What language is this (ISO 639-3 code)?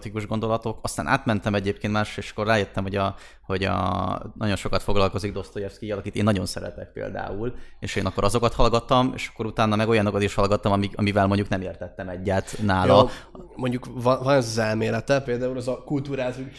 hun